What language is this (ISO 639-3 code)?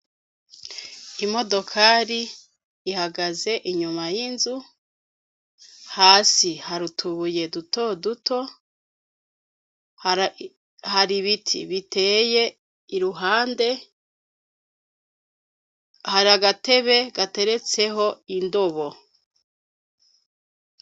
run